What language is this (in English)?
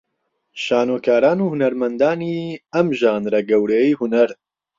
Central Kurdish